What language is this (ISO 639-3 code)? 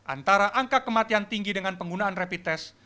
ind